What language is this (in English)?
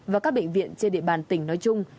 Vietnamese